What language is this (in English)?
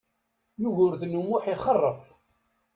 Kabyle